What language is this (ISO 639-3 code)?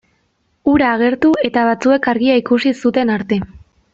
eus